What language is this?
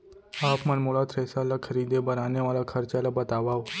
Chhattisgarhi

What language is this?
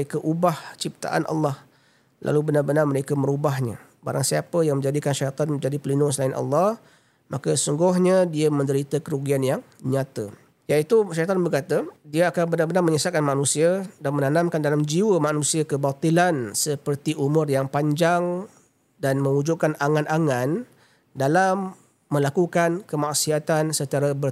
Malay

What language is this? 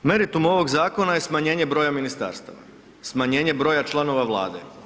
Croatian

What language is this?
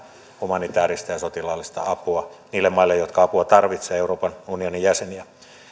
Finnish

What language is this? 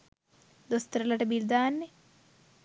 Sinhala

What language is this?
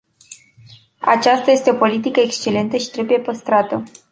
Romanian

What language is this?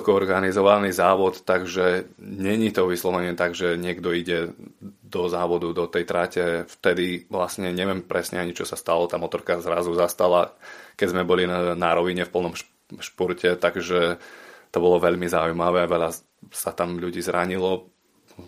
Slovak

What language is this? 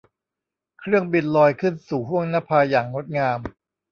Thai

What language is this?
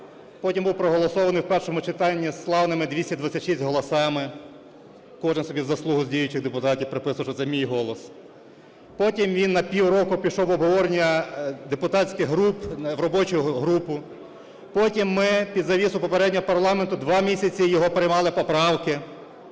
Ukrainian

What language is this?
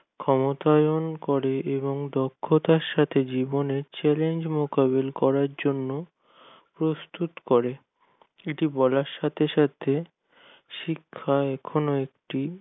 Bangla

